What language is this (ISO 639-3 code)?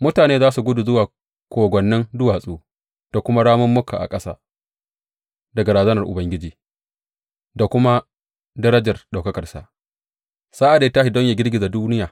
hau